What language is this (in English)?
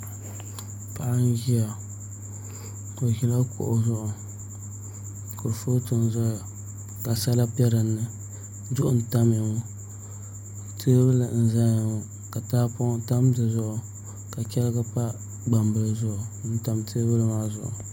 Dagbani